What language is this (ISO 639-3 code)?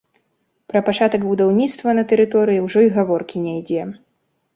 bel